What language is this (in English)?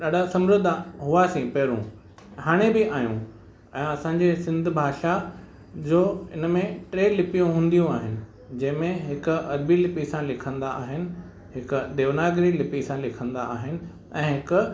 Sindhi